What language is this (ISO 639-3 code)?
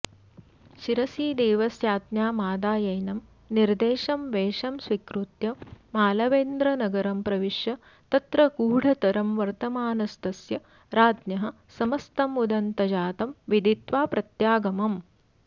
san